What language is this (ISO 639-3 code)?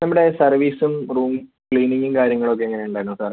mal